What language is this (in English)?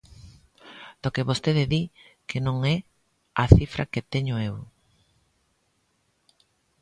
Galician